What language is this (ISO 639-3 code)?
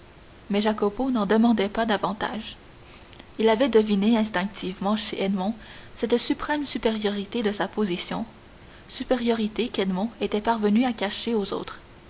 fra